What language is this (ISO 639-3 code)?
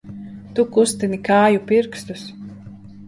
lav